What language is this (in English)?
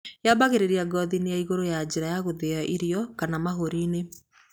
Kikuyu